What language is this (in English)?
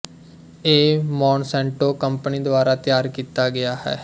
Punjabi